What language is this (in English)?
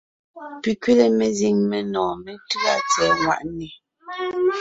Ngiemboon